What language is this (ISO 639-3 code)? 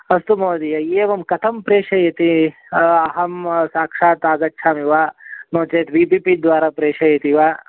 san